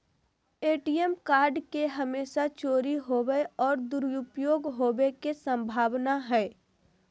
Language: Magahi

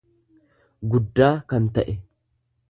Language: Oromo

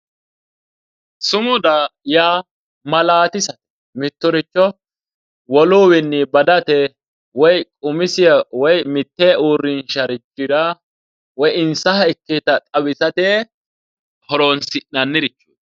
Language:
Sidamo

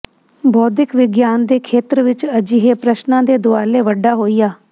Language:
Punjabi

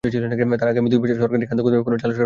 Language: Bangla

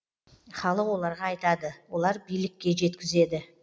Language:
Kazakh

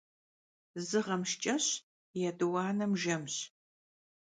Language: Kabardian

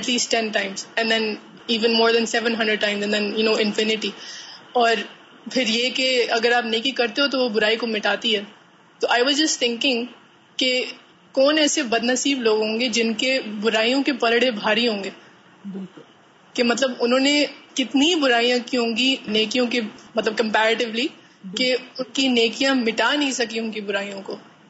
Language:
Urdu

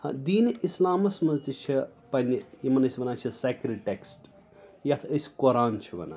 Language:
Kashmiri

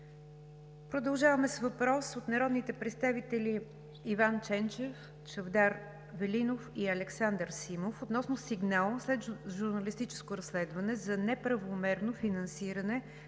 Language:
Bulgarian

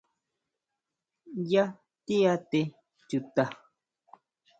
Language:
Huautla Mazatec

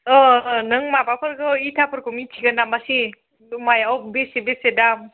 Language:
Bodo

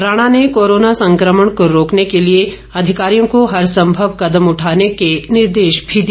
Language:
Hindi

